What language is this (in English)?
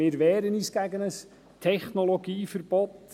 Swiss German